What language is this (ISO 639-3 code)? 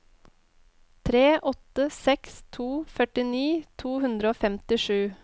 nor